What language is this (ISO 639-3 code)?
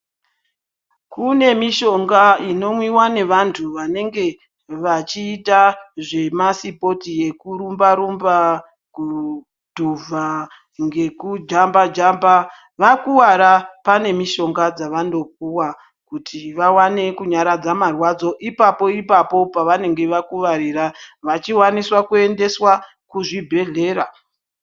ndc